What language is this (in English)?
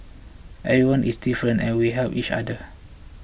English